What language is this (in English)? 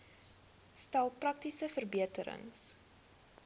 Afrikaans